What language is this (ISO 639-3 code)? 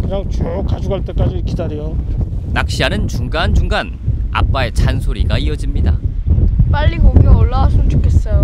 kor